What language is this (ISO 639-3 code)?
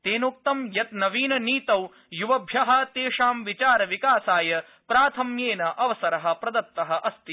san